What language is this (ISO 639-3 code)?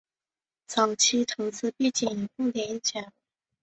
zho